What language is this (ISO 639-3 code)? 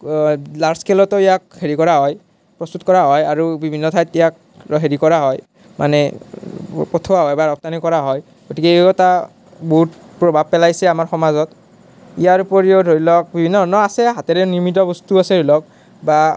asm